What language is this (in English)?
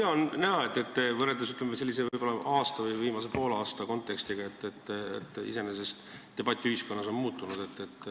Estonian